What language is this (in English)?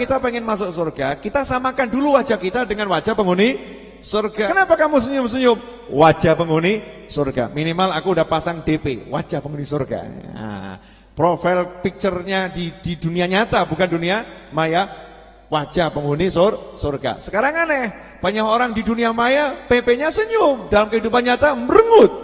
Indonesian